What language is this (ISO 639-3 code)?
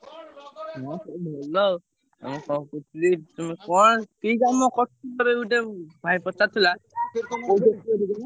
ori